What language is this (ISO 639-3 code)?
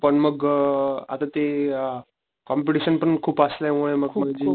mar